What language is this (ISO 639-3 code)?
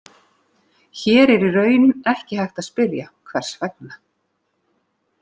isl